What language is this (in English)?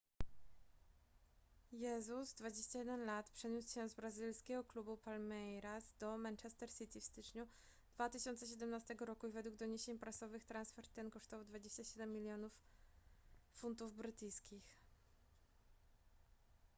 Polish